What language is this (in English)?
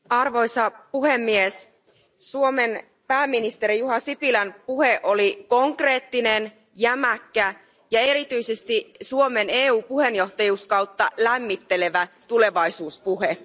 Finnish